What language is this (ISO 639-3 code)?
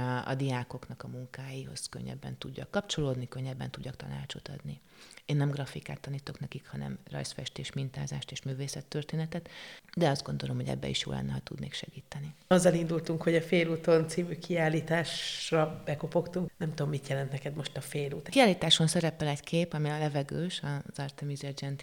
hun